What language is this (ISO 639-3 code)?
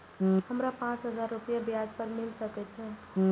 mai